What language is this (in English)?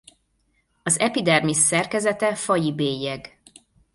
Hungarian